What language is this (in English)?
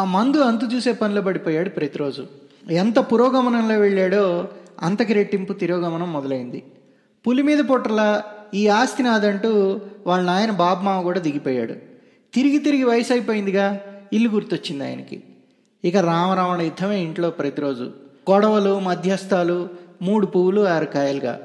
Telugu